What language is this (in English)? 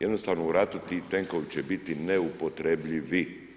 Croatian